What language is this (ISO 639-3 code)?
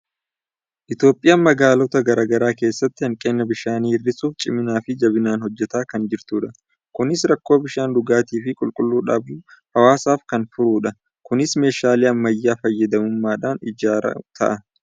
orm